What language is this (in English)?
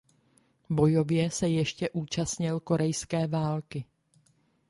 Czech